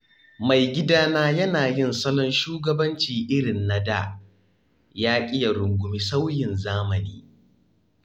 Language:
Hausa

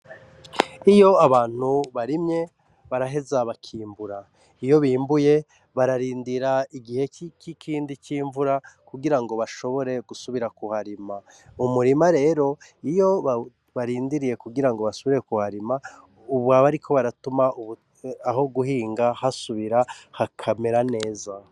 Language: Rundi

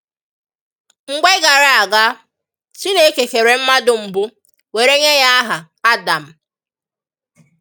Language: Igbo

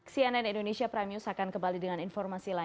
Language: Indonesian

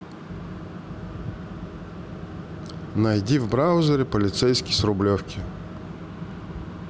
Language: Russian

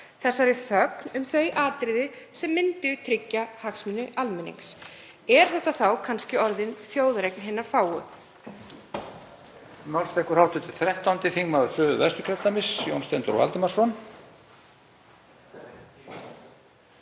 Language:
Icelandic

